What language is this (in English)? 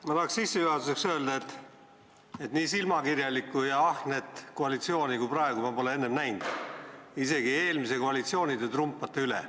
Estonian